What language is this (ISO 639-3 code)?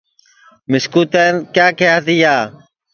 ssi